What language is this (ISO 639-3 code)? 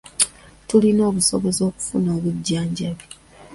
lug